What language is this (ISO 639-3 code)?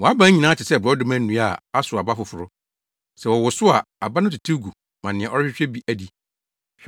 aka